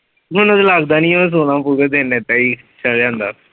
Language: Punjabi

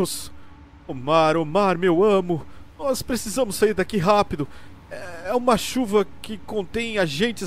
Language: Portuguese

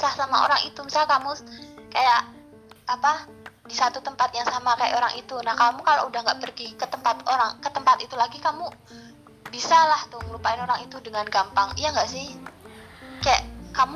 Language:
Indonesian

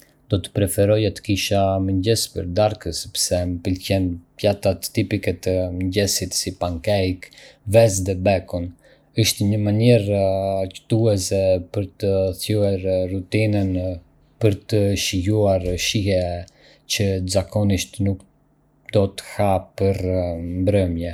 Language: Arbëreshë Albanian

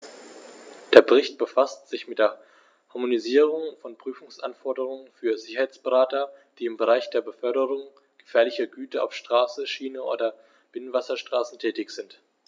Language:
German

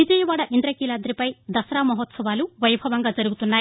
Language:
Telugu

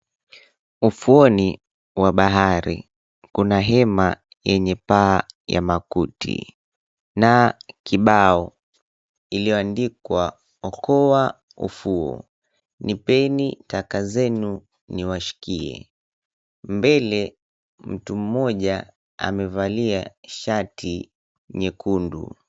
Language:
Swahili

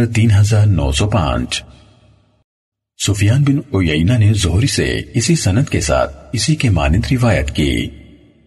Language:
Urdu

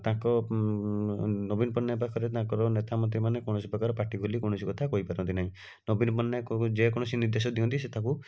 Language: Odia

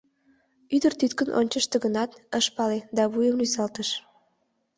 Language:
Mari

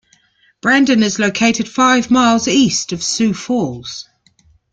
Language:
English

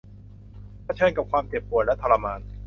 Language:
Thai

